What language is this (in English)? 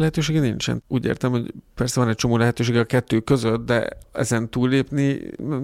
Hungarian